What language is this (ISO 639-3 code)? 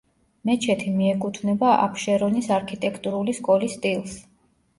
kat